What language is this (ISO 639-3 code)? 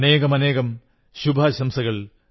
mal